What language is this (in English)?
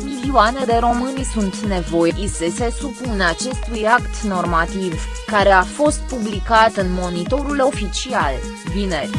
Romanian